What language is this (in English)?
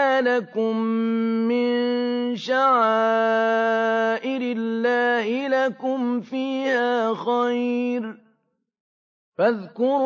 Arabic